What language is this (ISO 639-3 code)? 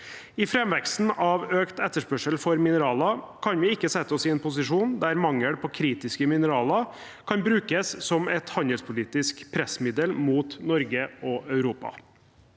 nor